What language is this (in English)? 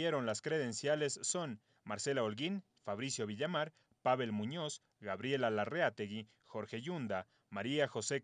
Spanish